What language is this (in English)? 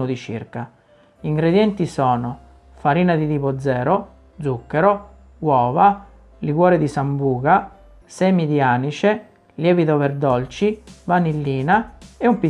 Italian